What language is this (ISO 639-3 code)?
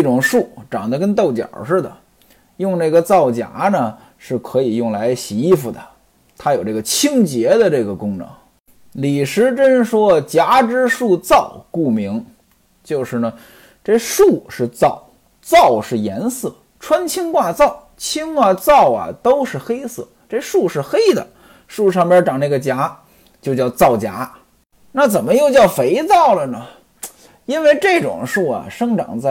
zho